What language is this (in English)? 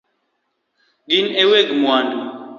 Luo (Kenya and Tanzania)